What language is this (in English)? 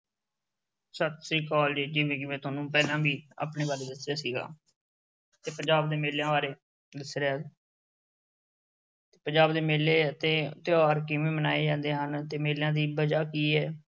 Punjabi